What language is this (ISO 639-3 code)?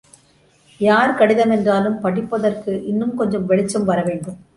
tam